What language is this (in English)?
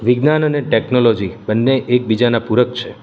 Gujarati